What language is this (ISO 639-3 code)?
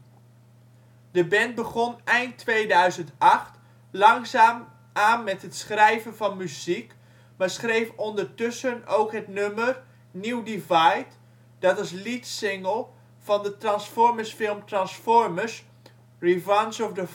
nld